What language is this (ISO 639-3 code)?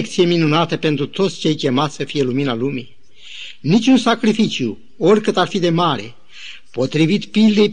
ron